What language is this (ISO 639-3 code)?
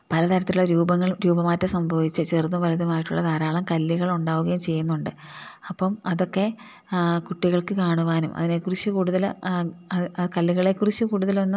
mal